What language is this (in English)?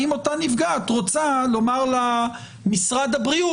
Hebrew